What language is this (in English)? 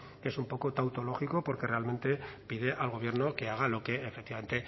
Spanish